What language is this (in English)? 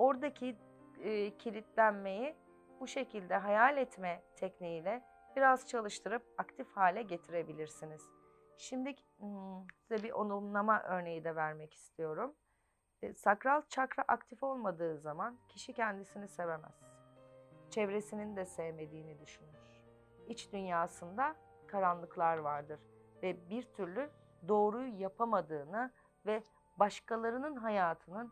Turkish